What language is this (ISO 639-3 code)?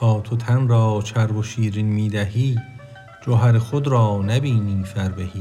fas